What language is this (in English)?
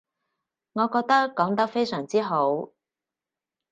Cantonese